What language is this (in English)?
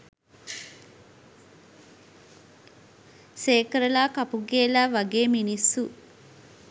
Sinhala